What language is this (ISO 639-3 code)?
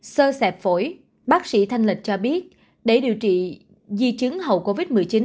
vie